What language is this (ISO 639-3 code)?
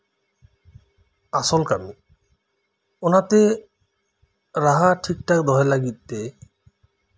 sat